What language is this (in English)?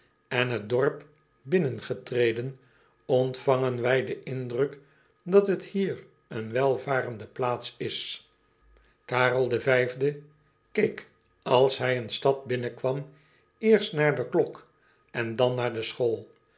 Dutch